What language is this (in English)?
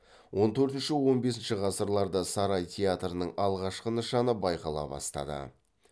Kazakh